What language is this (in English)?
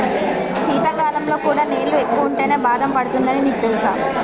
Telugu